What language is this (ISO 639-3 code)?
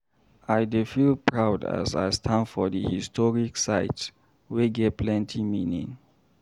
pcm